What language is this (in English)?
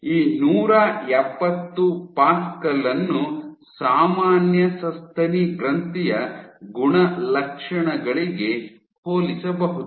Kannada